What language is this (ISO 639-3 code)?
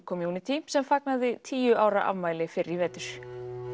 isl